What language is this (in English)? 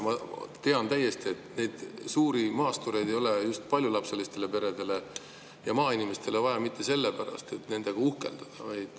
Estonian